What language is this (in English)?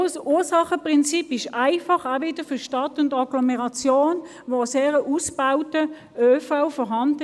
Swiss German